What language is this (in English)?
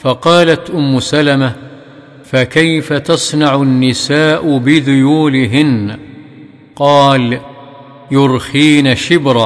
Arabic